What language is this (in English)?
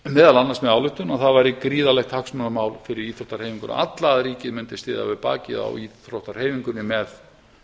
Icelandic